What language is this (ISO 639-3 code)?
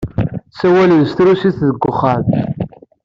kab